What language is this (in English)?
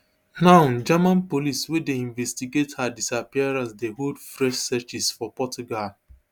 Nigerian Pidgin